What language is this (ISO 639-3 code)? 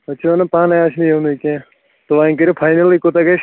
kas